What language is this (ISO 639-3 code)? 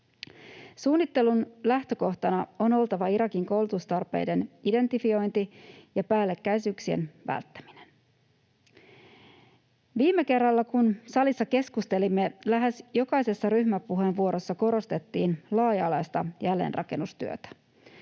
fin